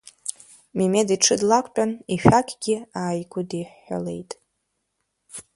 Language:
Abkhazian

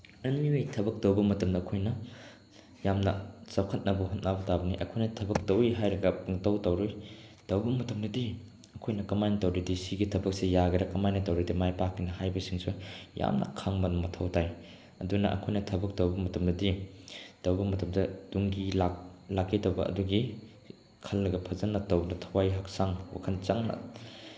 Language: Manipuri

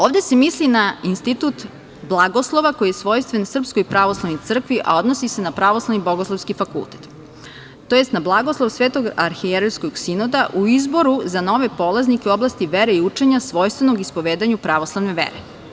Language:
Serbian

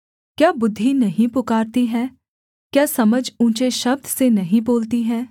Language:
Hindi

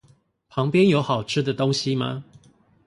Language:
Chinese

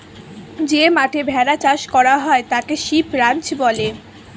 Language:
Bangla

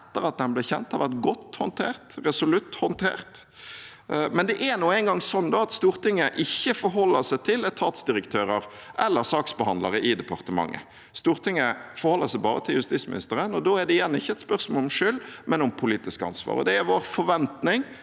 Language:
Norwegian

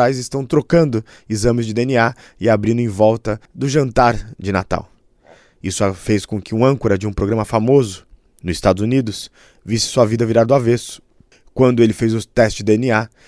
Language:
Portuguese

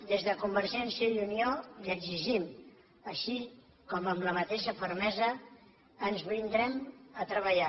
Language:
Catalan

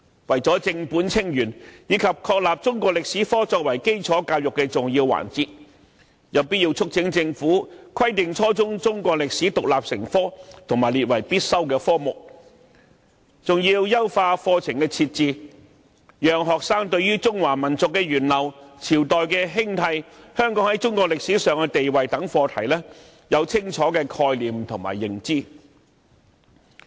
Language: Cantonese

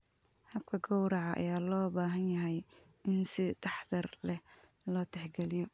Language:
Somali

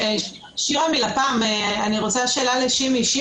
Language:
Hebrew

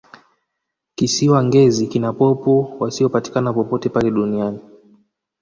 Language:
Swahili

